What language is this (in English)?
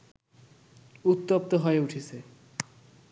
Bangla